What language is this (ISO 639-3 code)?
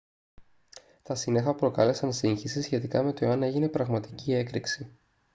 ell